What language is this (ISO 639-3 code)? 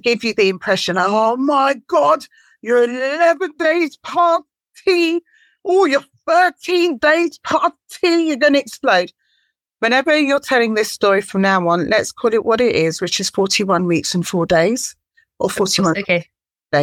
eng